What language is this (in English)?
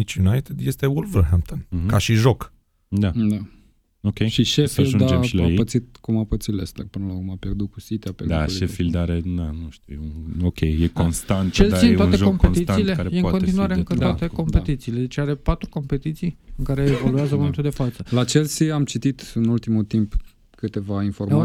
Romanian